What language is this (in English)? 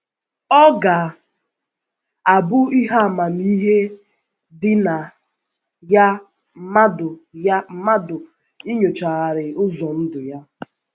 Igbo